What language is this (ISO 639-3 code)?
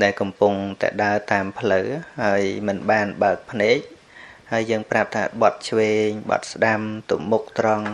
tha